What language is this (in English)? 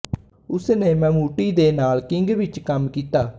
Punjabi